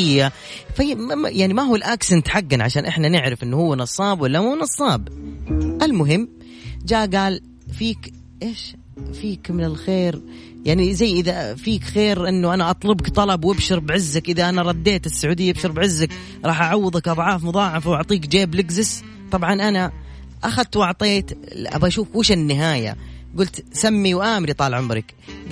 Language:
Arabic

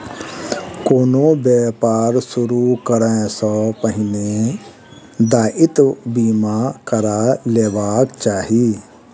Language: Maithili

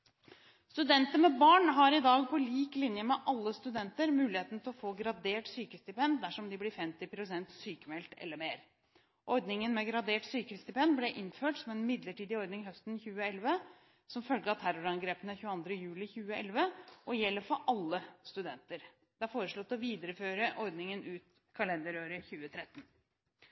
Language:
Norwegian Bokmål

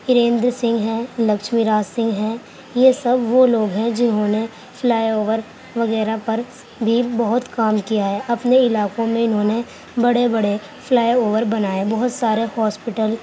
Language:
Urdu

